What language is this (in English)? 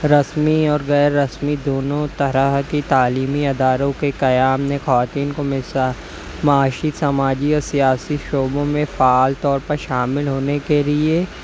Urdu